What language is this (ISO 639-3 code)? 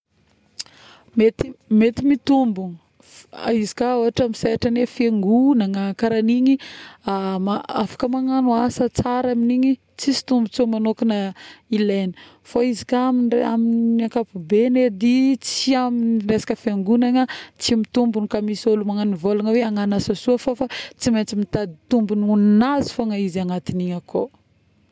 bmm